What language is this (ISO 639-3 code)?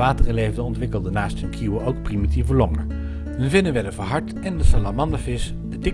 nld